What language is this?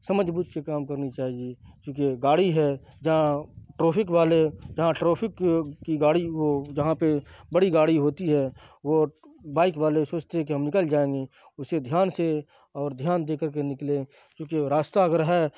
Urdu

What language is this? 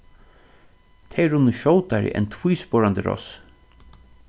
Faroese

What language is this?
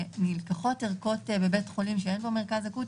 Hebrew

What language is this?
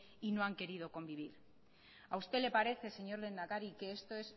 Spanish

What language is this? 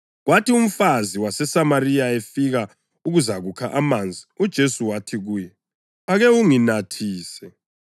North Ndebele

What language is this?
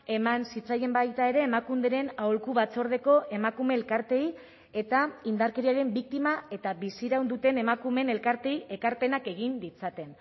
Basque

